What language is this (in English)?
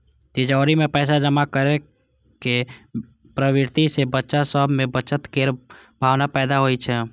Maithili